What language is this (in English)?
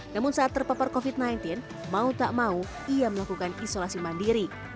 Indonesian